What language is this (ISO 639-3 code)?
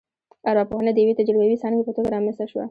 pus